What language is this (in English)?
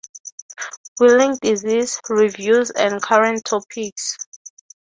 English